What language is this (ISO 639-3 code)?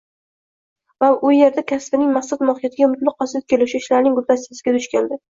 uzb